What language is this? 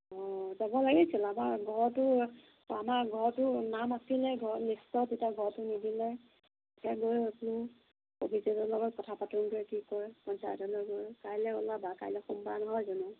Assamese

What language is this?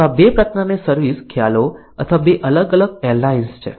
Gujarati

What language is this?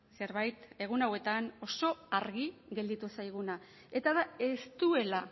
Basque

